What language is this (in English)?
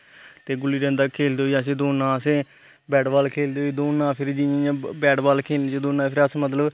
Dogri